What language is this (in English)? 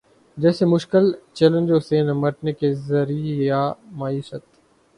Urdu